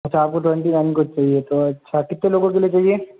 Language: Hindi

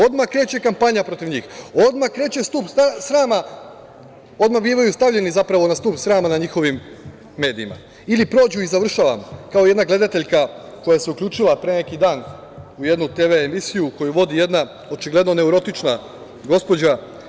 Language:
Serbian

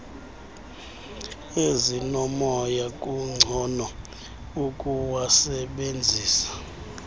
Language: Xhosa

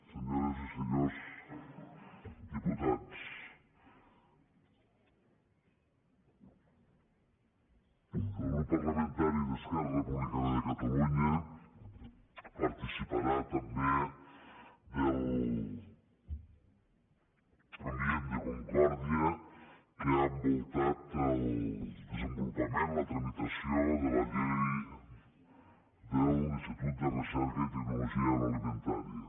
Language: Catalan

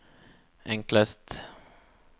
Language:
Norwegian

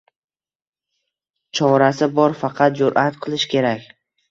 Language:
Uzbek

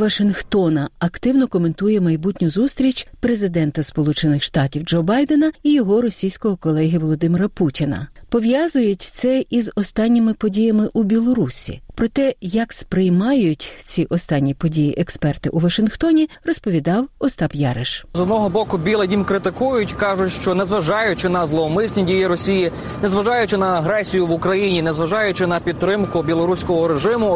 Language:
Ukrainian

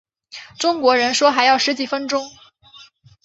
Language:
Chinese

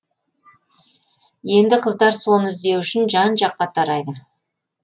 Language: Kazakh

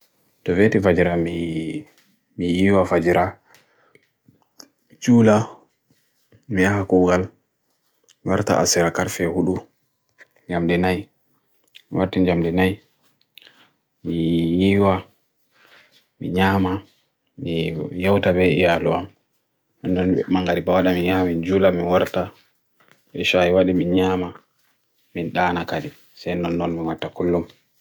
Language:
Bagirmi Fulfulde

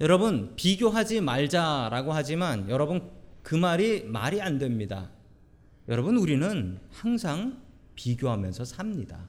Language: Korean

